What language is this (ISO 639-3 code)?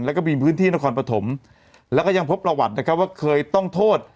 tha